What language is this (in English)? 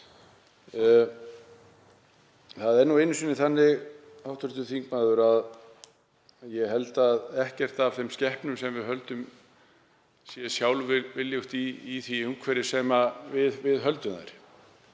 Icelandic